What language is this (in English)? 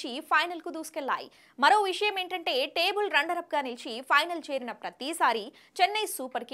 Hindi